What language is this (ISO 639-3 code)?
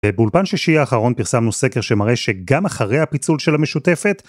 heb